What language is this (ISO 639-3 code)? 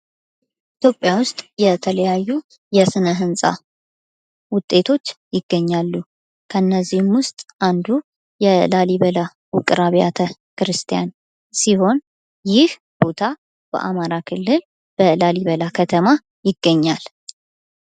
amh